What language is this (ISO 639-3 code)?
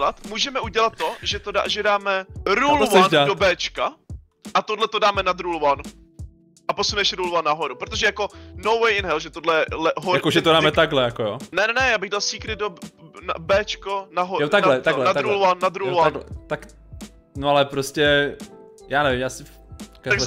ces